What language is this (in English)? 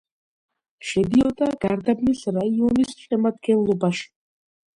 Georgian